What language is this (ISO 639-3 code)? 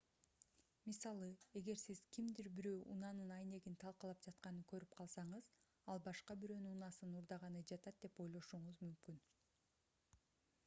kir